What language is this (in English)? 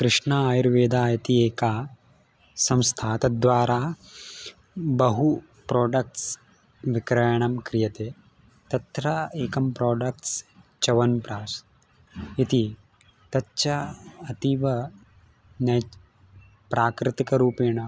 Sanskrit